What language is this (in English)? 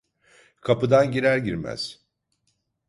Turkish